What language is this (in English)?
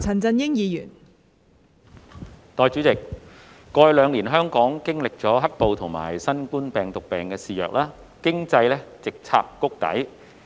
Cantonese